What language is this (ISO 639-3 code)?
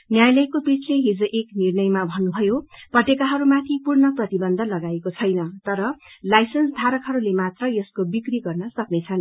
nep